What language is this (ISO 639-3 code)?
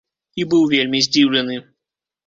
bel